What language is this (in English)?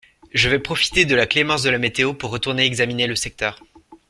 French